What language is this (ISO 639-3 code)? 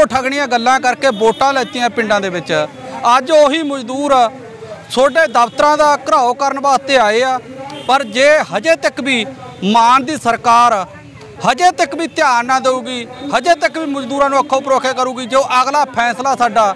hin